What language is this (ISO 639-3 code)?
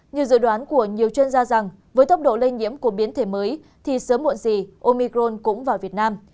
vie